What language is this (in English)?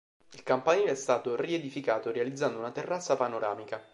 Italian